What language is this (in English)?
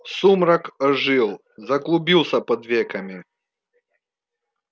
Russian